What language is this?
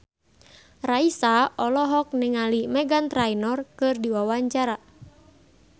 Sundanese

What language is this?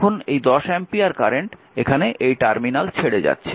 Bangla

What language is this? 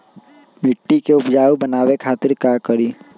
Magahi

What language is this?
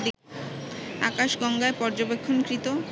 Bangla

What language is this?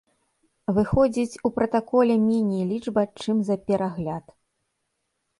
Belarusian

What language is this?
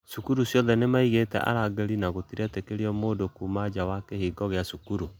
Kikuyu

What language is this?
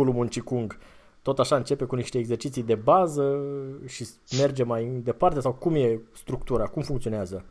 Romanian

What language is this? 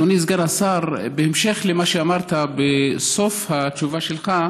Hebrew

